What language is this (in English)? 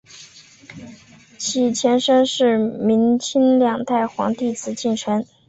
Chinese